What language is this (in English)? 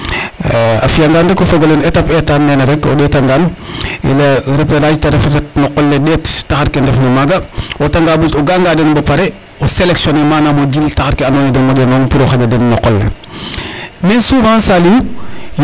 Serer